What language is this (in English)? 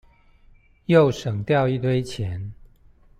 Chinese